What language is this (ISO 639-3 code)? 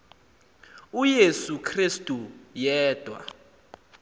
xho